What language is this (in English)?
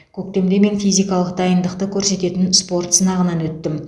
Kazakh